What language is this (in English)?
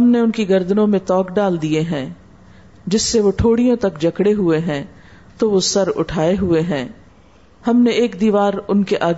Urdu